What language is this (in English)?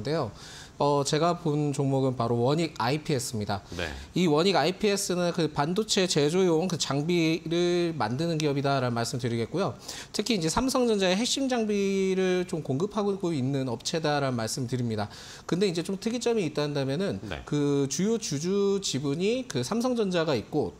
Korean